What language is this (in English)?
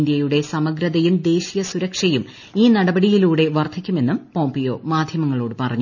Malayalam